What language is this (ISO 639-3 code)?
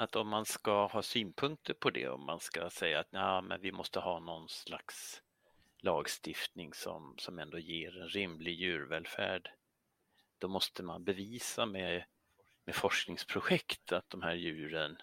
swe